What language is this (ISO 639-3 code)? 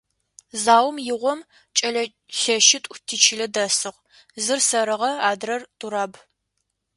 ady